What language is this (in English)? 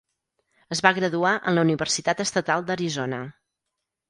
Catalan